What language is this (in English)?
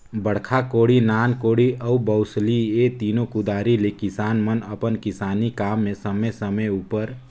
Chhattisgarhi